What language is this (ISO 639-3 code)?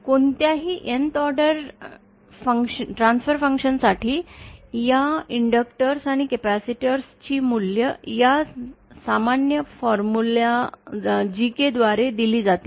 mar